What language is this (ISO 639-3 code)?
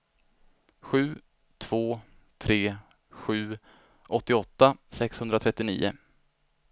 swe